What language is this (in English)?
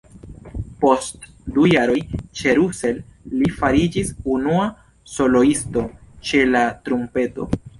Esperanto